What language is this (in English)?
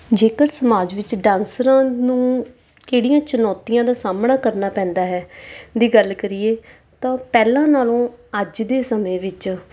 Punjabi